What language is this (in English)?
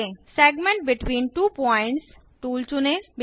Hindi